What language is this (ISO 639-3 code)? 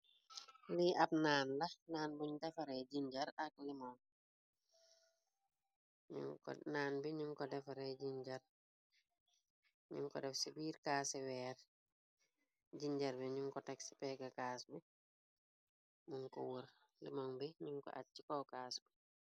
wol